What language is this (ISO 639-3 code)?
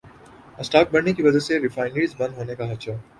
urd